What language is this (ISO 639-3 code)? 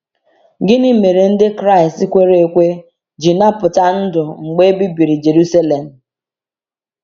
ibo